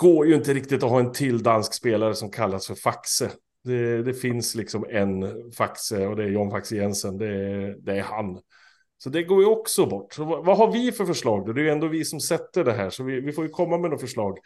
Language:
Swedish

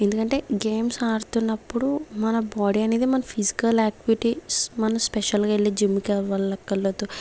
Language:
Telugu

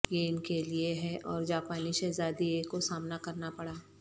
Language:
Urdu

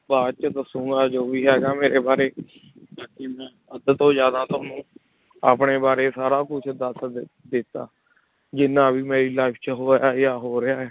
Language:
Punjabi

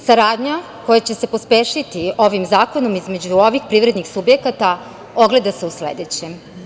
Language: Serbian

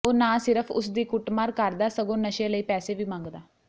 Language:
Punjabi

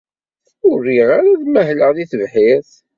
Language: Kabyle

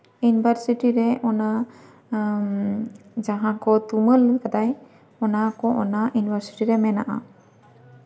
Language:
Santali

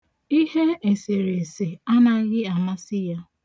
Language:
Igbo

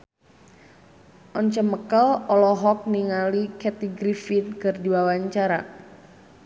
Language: Sundanese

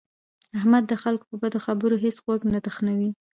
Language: Pashto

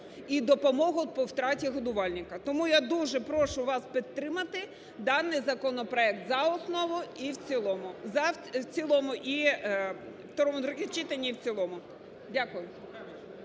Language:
Ukrainian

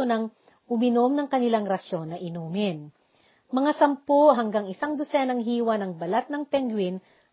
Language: Filipino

